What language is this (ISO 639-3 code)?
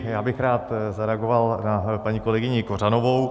ces